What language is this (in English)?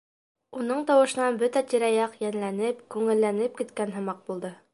Bashkir